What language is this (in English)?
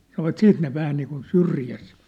Finnish